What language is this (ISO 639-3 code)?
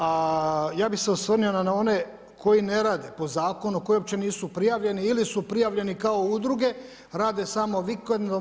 hrv